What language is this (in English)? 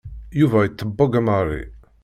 Kabyle